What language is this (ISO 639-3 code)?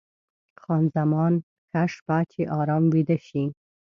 pus